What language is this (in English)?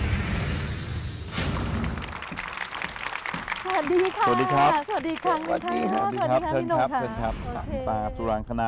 Thai